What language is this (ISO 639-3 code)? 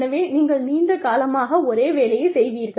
tam